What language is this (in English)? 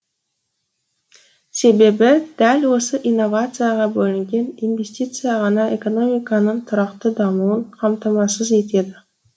Kazakh